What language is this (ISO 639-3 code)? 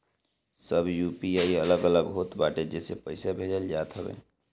bho